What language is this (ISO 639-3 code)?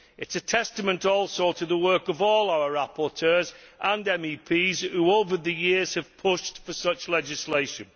eng